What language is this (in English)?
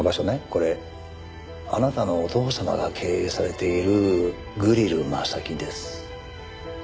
Japanese